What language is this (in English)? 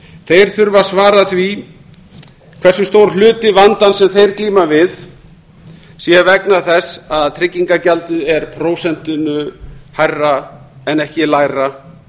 Icelandic